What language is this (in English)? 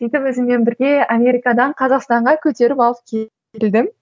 Kazakh